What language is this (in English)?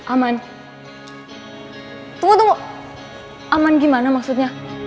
Indonesian